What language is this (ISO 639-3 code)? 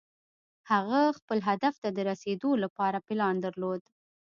pus